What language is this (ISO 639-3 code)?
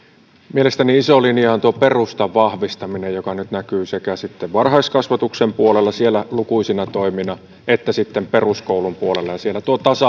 fin